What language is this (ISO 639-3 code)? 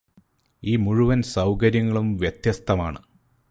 mal